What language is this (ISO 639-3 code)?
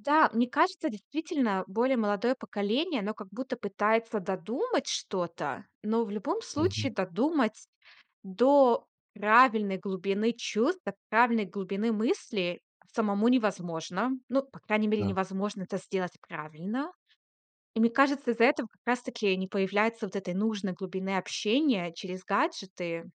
rus